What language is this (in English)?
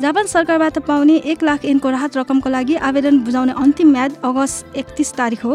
Japanese